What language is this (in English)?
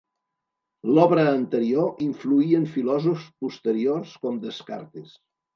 Catalan